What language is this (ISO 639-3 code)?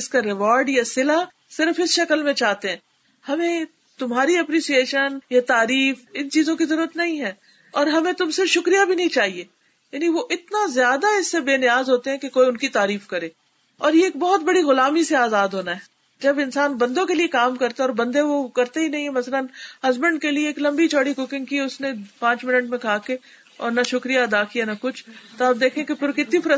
urd